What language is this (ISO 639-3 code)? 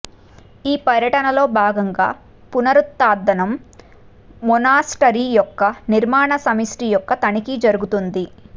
tel